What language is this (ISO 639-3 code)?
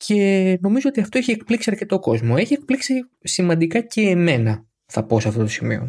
ell